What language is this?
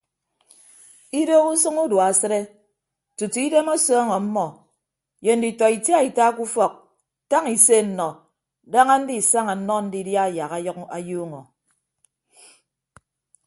Ibibio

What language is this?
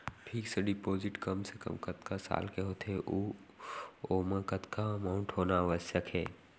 Chhattisgarhi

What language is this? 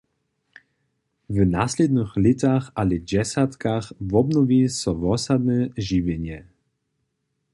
Upper Sorbian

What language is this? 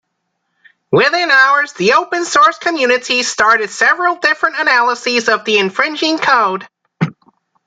English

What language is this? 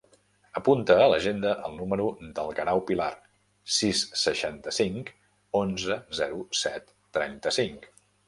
Catalan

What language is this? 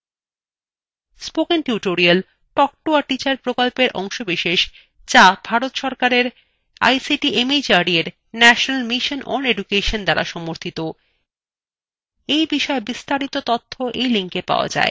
Bangla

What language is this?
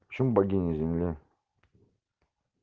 Russian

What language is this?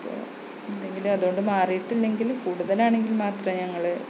Malayalam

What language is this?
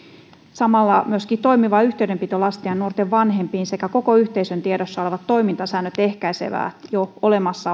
Finnish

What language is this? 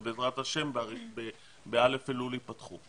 Hebrew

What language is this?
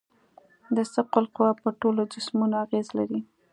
Pashto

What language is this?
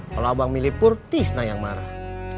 Indonesian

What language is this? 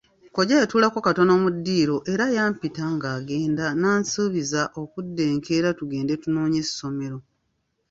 Ganda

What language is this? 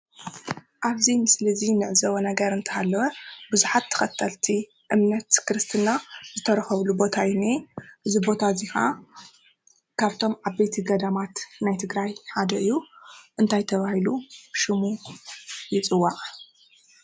Tigrinya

